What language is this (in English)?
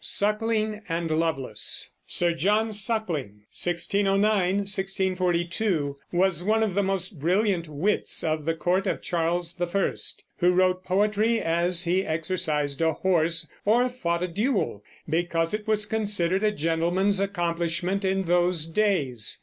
English